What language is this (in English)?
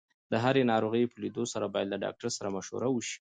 Pashto